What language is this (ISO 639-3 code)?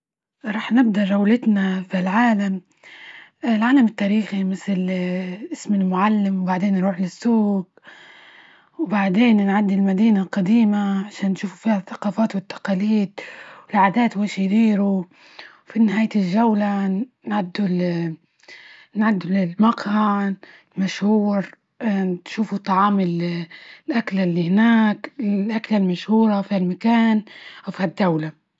ayl